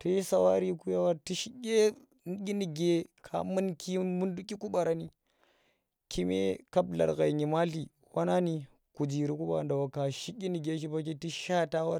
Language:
Tera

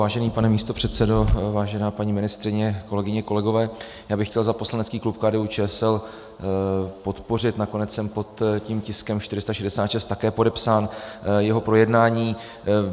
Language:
Czech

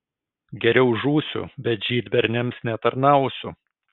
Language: Lithuanian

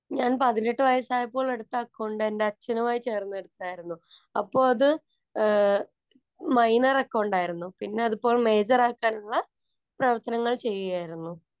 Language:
Malayalam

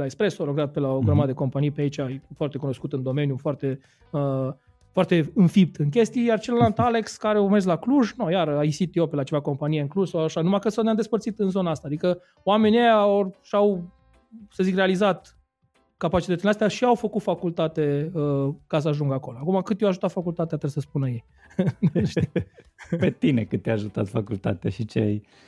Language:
Romanian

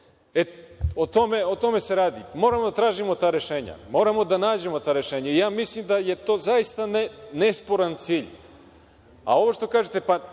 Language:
Serbian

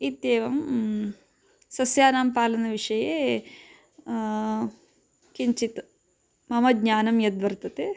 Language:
Sanskrit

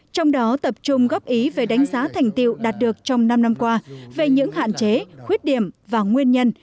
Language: Vietnamese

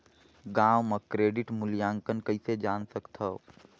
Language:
Chhattisgarhi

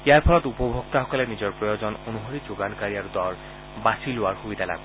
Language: Assamese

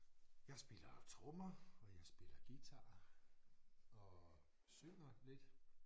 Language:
Danish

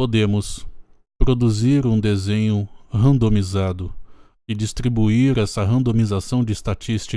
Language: Portuguese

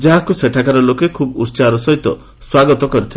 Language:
Odia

